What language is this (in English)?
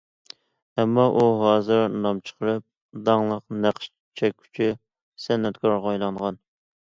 Uyghur